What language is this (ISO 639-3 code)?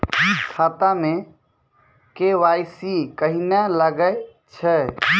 mai